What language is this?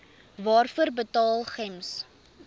Afrikaans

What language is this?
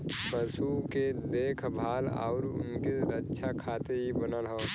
Bhojpuri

